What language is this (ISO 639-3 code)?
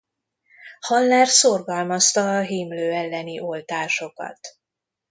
hun